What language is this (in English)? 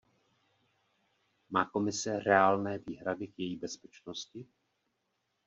Czech